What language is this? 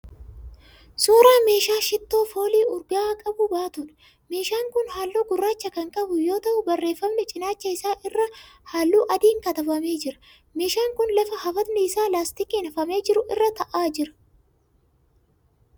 Oromo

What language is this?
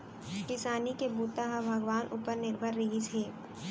Chhattisgarhi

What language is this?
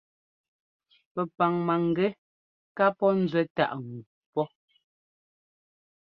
Ngomba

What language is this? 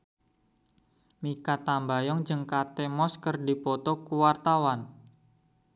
Sundanese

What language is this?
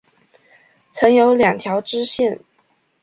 Chinese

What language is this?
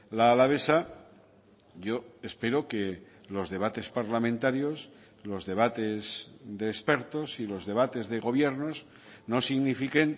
Spanish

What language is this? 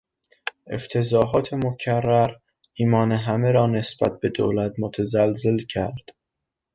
Persian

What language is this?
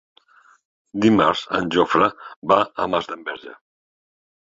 Catalan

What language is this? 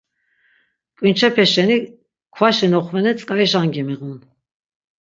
Laz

